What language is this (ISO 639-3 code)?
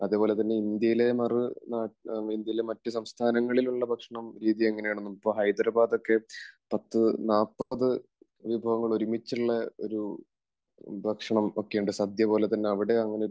mal